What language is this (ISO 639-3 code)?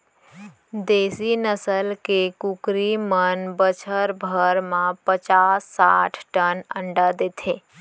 hne